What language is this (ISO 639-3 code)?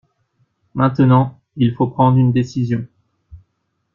fra